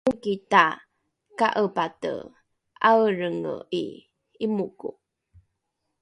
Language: Rukai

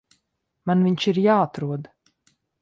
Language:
Latvian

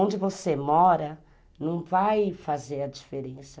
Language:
Portuguese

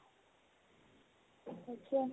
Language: Assamese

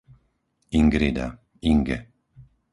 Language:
Slovak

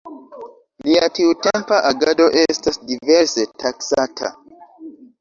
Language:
Esperanto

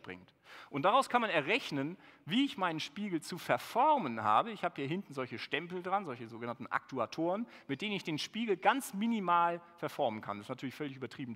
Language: German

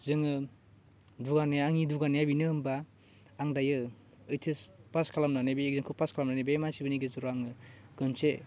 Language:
Bodo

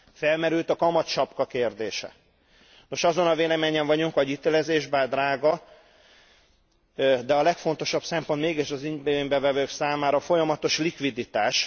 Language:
Hungarian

